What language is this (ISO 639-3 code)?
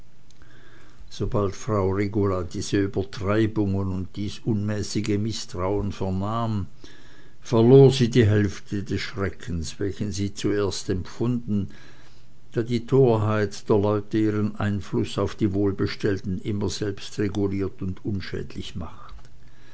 deu